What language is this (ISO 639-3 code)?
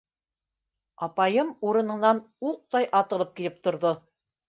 bak